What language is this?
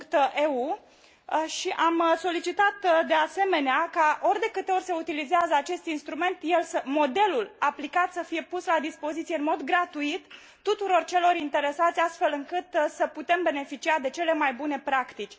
Romanian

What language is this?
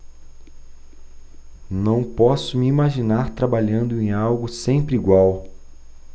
Portuguese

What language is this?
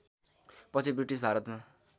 Nepali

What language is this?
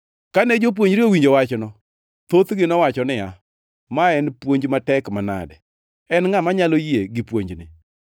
Luo (Kenya and Tanzania)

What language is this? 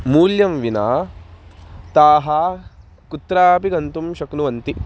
Sanskrit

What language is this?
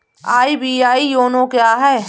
Hindi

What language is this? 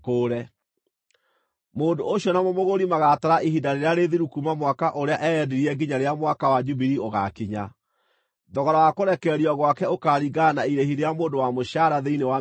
Kikuyu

